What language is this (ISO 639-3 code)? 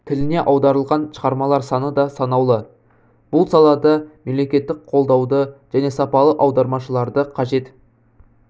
kaz